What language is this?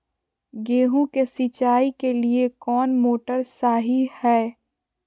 Magahi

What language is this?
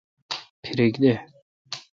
Kalkoti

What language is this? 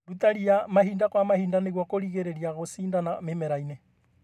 Kikuyu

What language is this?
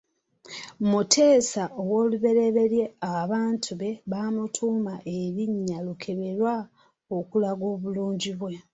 Ganda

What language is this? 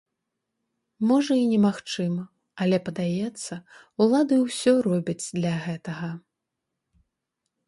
Belarusian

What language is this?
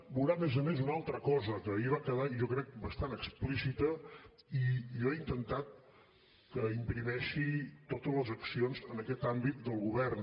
Catalan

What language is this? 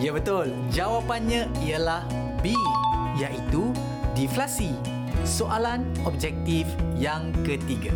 Malay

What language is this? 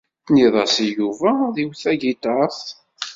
Kabyle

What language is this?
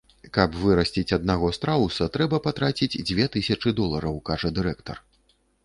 Belarusian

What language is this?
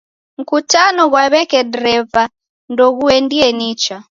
Taita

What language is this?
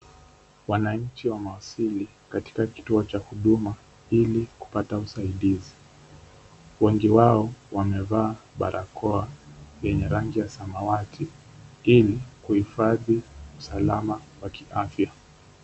Swahili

